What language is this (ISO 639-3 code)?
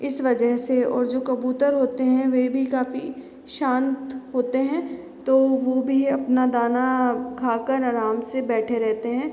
hin